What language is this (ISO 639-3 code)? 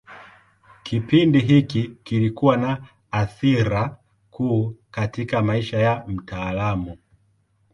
swa